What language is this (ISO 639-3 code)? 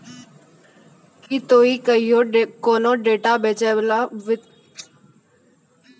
mai